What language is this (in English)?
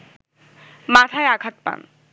Bangla